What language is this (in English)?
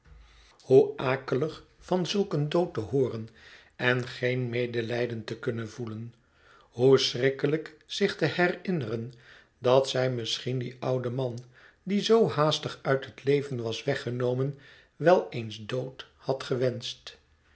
Dutch